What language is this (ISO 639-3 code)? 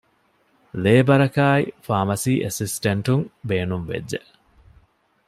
div